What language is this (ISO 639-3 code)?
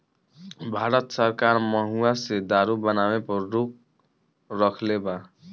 bho